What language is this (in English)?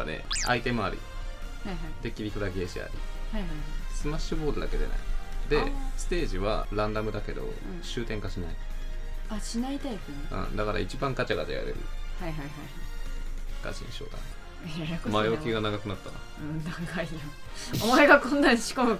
Japanese